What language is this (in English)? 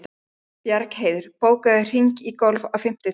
Icelandic